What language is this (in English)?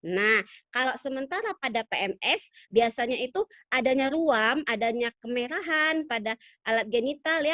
Indonesian